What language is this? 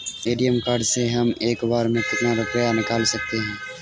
Hindi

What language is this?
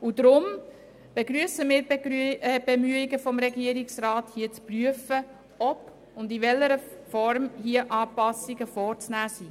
Swiss German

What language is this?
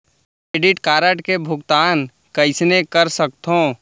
Chhattisgarhi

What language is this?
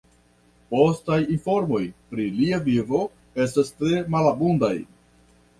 Esperanto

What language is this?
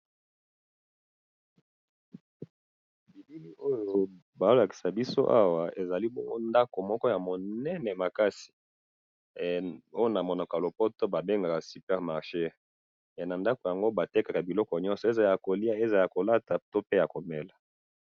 Lingala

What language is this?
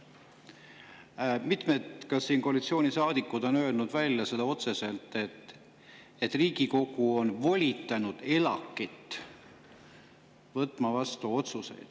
Estonian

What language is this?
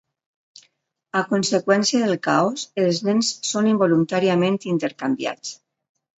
Catalan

